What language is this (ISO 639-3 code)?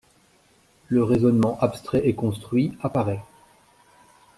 fra